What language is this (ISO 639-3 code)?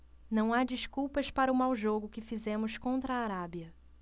por